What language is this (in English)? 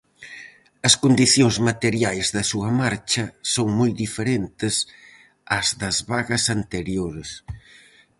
Galician